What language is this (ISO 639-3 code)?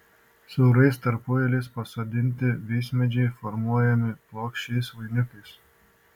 lit